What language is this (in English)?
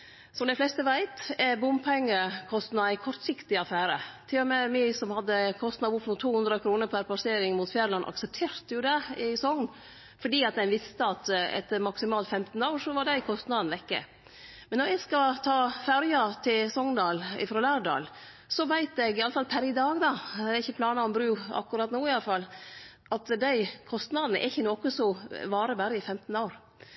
Norwegian Nynorsk